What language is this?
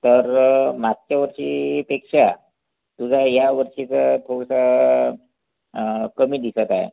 Marathi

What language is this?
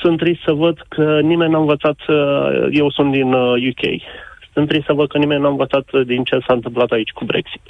Romanian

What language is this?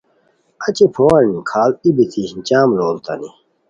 Khowar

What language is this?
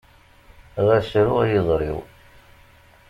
Kabyle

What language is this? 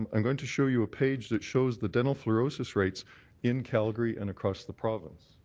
English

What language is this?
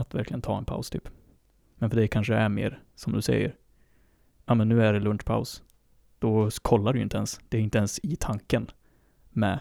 Swedish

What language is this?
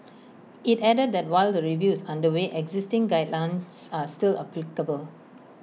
English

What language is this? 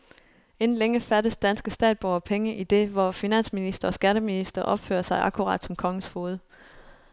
Danish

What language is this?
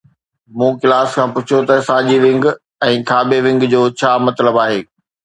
Sindhi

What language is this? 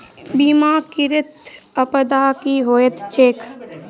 Maithili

